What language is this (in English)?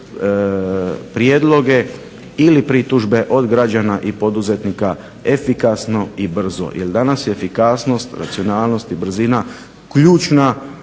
Croatian